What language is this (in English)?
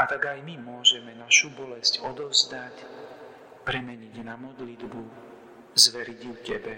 Slovak